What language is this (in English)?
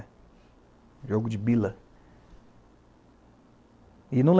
Portuguese